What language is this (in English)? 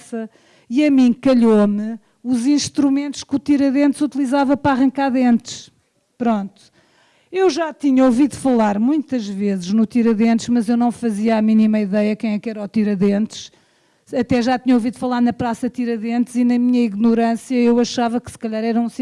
Portuguese